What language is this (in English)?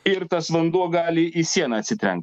Lithuanian